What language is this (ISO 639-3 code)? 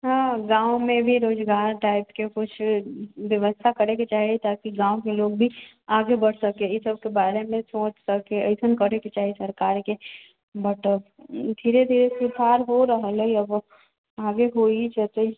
mai